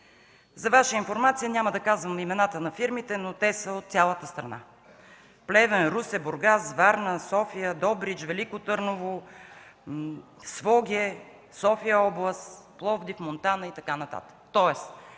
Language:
Bulgarian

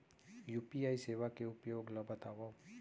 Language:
Chhattisgarhi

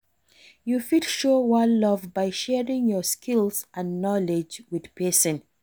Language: Nigerian Pidgin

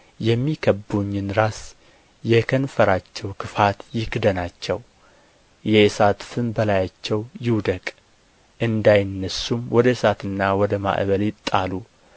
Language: Amharic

